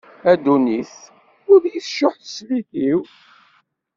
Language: Kabyle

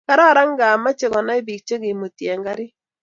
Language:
Kalenjin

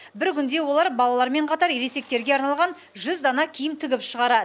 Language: Kazakh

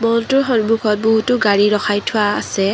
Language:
Assamese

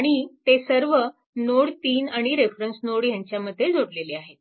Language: Marathi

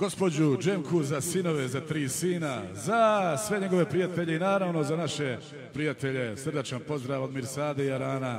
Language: Romanian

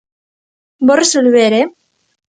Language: Galician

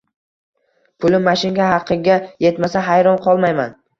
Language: Uzbek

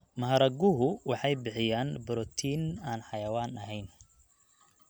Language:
Somali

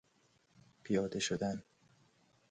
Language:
Persian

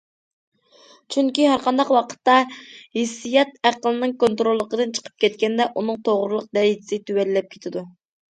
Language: Uyghur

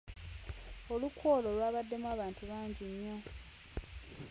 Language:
Ganda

